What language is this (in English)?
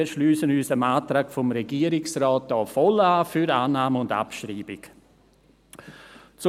Swiss German